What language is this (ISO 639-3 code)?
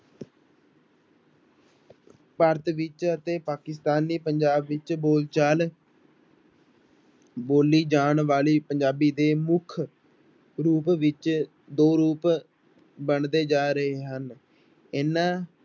pan